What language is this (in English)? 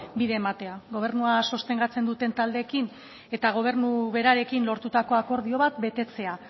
Basque